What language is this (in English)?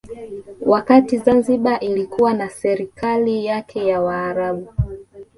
Swahili